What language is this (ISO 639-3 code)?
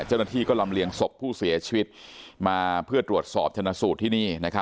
tha